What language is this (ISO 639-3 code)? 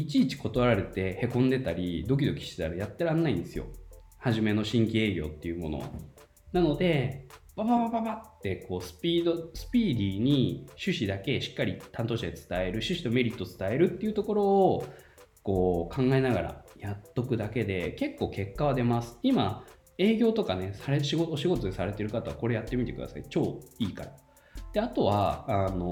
jpn